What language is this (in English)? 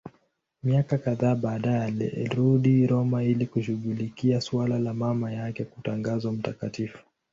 Swahili